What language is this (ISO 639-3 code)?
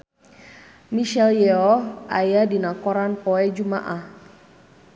sun